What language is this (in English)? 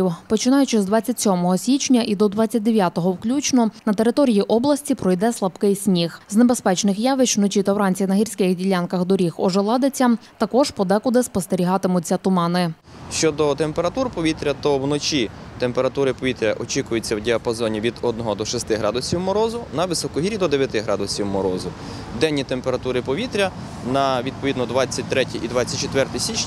Ukrainian